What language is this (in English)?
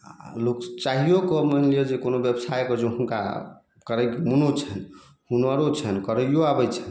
Maithili